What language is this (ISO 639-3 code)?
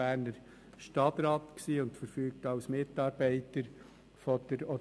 gsw